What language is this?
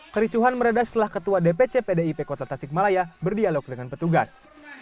Indonesian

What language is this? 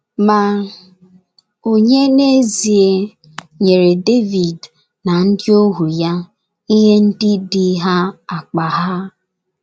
Igbo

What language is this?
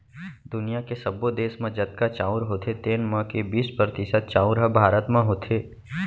Chhattisgarhi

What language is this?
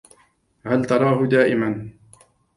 Arabic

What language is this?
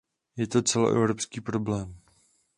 Czech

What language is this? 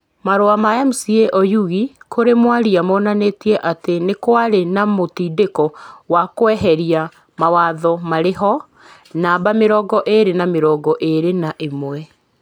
Kikuyu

